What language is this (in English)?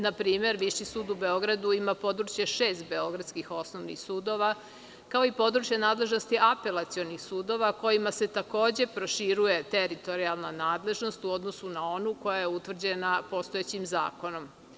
Serbian